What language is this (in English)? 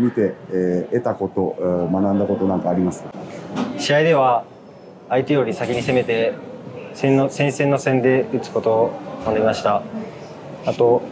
Japanese